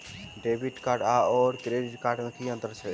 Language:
Maithili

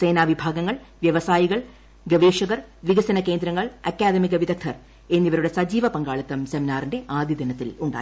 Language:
Malayalam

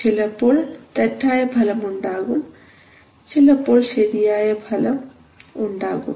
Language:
Malayalam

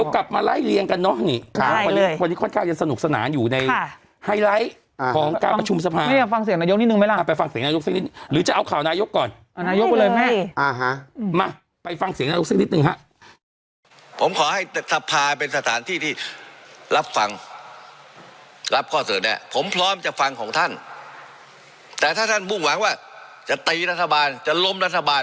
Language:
Thai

